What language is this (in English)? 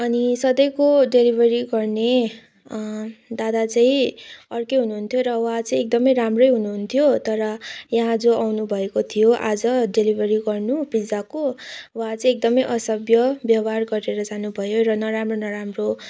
Nepali